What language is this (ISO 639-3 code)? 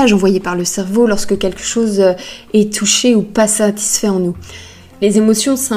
fra